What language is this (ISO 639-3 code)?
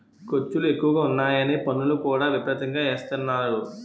tel